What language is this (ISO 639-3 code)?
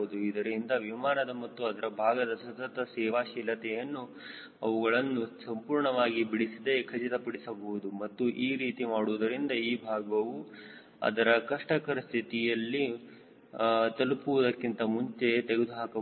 kan